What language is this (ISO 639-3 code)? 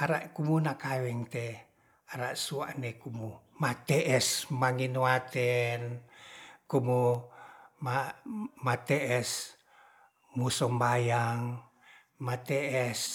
rth